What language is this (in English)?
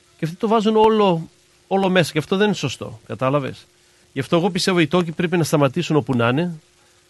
Greek